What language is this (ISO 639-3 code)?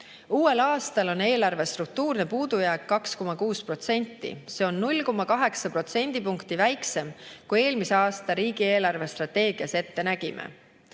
est